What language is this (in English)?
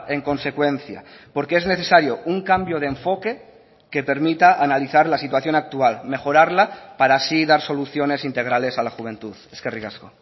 Spanish